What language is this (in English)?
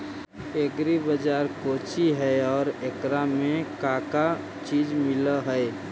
Magahi